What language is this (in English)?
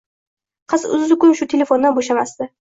Uzbek